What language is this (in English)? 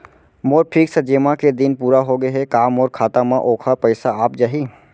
Chhattisgarhi